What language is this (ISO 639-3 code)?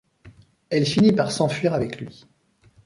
fra